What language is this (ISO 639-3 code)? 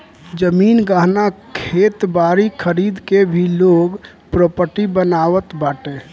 bho